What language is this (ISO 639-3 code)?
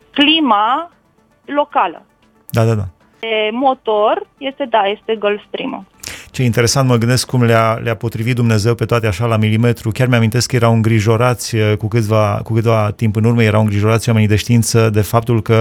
ron